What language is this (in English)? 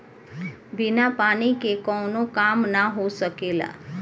Bhojpuri